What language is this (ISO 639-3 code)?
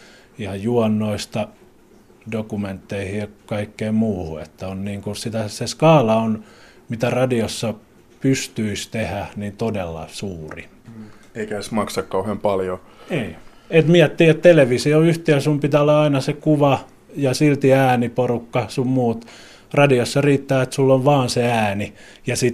fin